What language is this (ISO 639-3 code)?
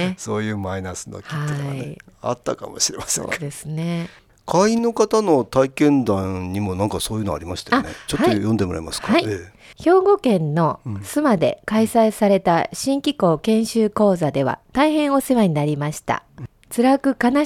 jpn